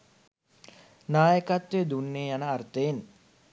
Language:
Sinhala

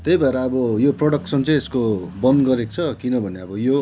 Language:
Nepali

